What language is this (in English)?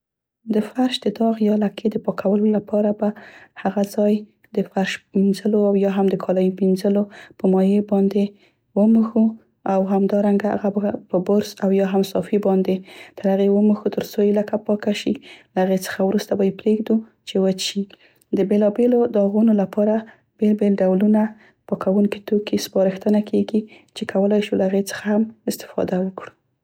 Central Pashto